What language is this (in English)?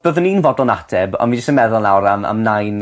Welsh